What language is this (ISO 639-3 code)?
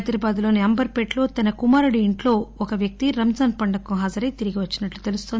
tel